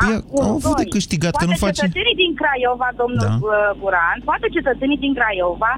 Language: Romanian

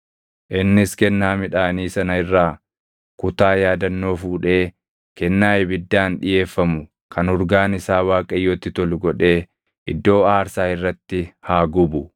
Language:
Oromo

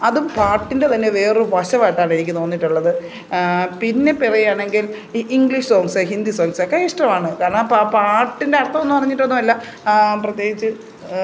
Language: Malayalam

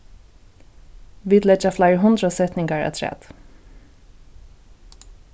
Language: Faroese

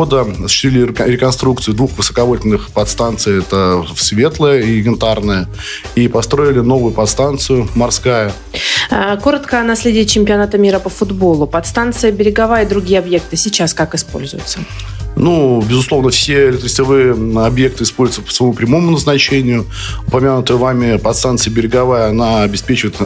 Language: Russian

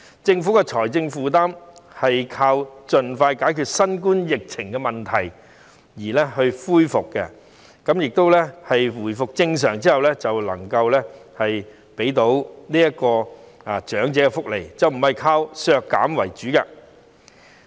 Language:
Cantonese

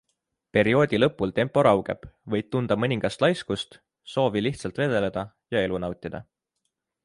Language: Estonian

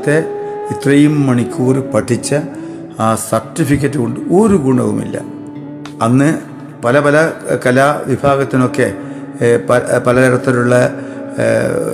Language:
Malayalam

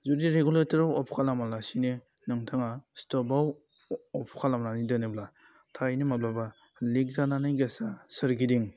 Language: Bodo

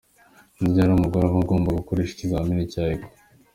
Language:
Kinyarwanda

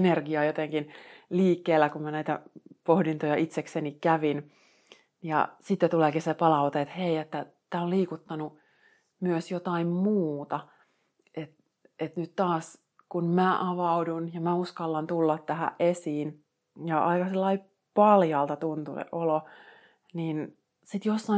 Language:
Finnish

